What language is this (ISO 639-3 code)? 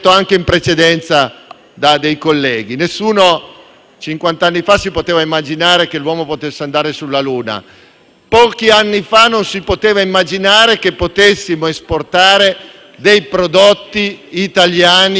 ita